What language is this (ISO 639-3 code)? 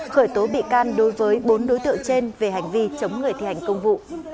vie